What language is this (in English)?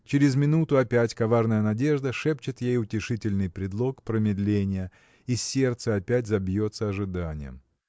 Russian